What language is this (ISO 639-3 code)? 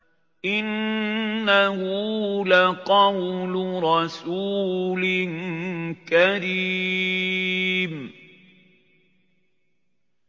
ara